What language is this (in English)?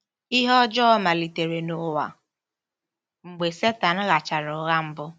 Igbo